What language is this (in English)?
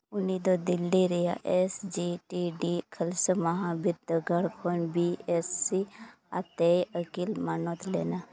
Santali